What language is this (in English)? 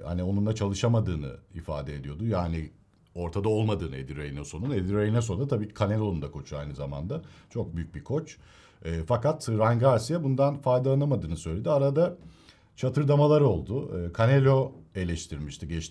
Turkish